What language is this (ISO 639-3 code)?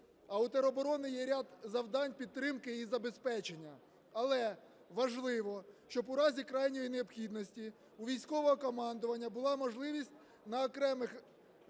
ukr